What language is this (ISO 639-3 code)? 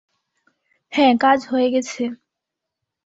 ben